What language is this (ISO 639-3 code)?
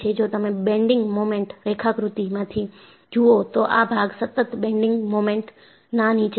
guj